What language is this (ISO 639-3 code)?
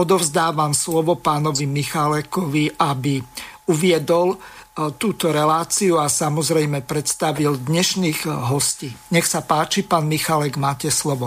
slk